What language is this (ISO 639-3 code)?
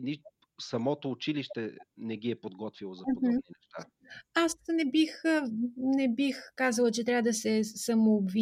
bul